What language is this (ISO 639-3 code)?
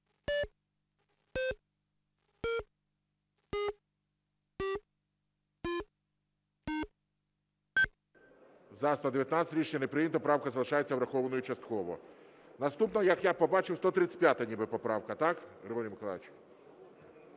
ukr